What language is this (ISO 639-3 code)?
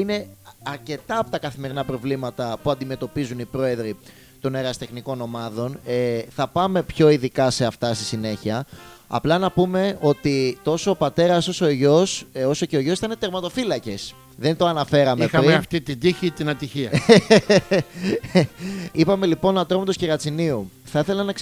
ell